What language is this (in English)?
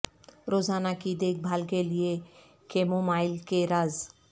Urdu